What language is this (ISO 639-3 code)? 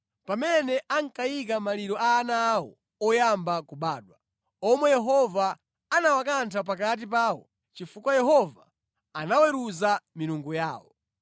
nya